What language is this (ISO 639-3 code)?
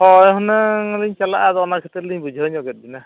sat